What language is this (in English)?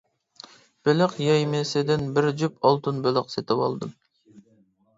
Uyghur